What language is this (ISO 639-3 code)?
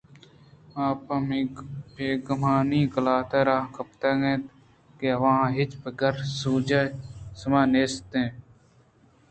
bgp